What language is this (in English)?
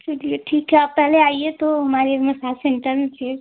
Hindi